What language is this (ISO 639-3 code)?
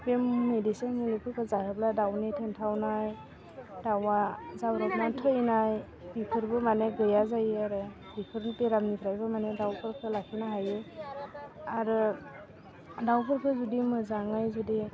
brx